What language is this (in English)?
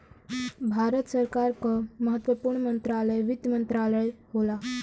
Bhojpuri